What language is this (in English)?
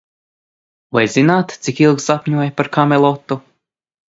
Latvian